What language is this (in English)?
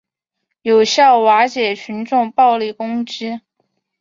Chinese